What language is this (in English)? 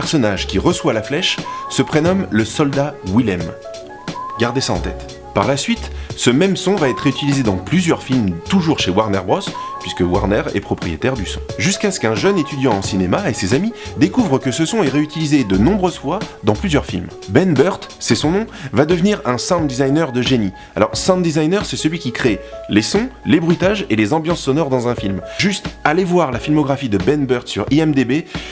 French